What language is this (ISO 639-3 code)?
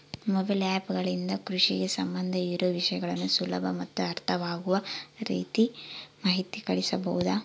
kan